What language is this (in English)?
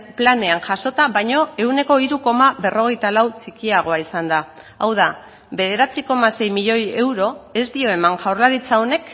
Basque